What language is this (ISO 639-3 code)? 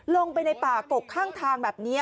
tha